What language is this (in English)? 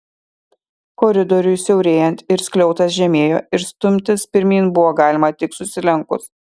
Lithuanian